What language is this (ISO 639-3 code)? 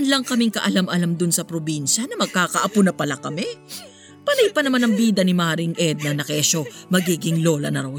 fil